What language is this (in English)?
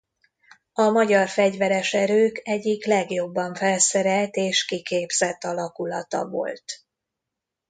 Hungarian